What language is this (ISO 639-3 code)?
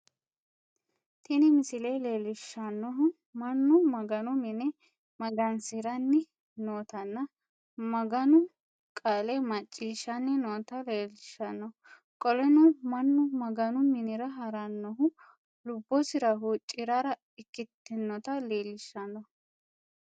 sid